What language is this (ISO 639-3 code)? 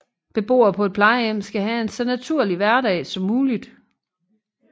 dan